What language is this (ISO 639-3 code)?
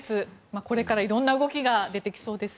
jpn